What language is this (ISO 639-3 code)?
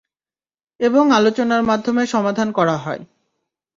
ben